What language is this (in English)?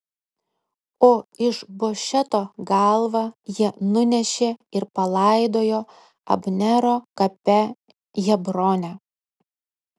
Lithuanian